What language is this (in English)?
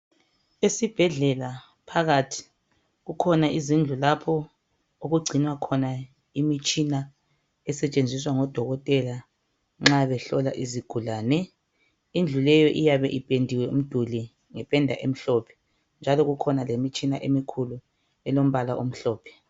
North Ndebele